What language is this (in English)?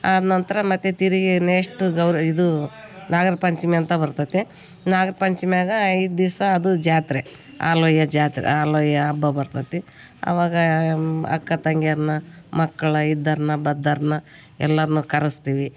Kannada